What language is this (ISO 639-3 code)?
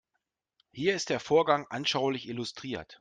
deu